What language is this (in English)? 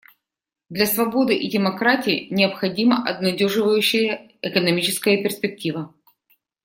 Russian